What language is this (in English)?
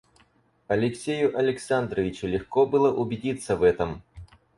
Russian